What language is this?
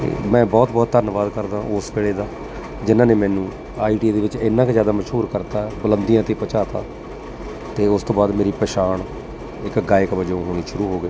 Punjabi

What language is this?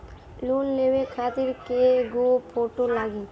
Bhojpuri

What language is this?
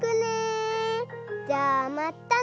Japanese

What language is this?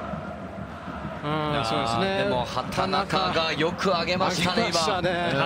Japanese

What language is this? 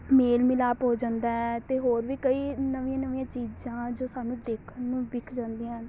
Punjabi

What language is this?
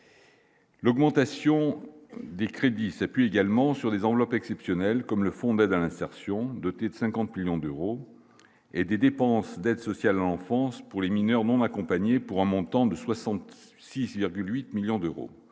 French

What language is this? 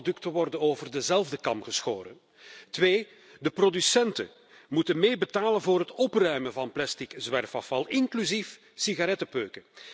Dutch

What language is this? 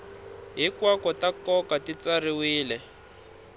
Tsonga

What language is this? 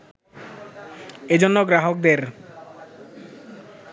Bangla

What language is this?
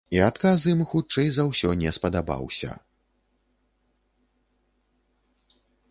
Belarusian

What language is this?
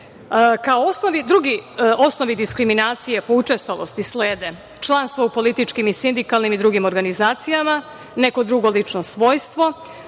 Serbian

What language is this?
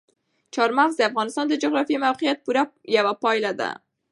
Pashto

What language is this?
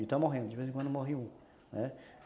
Portuguese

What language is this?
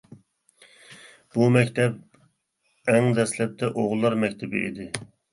Uyghur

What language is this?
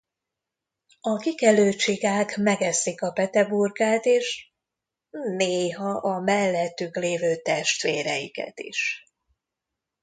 Hungarian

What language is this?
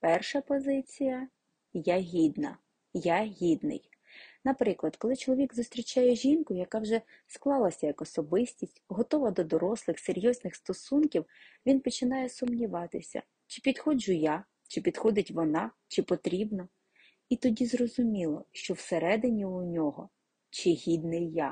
Ukrainian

